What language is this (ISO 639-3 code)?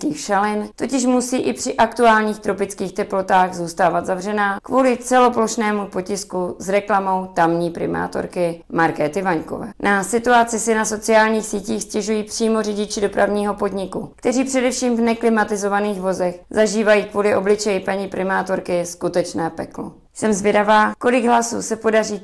ces